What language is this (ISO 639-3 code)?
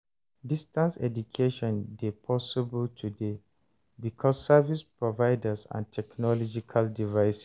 pcm